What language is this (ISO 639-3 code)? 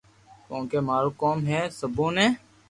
lrk